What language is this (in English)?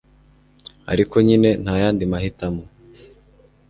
Kinyarwanda